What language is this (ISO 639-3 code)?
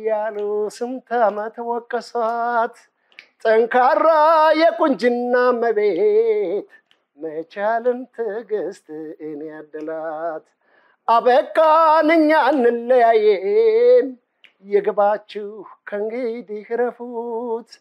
ara